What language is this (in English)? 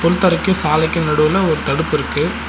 Tamil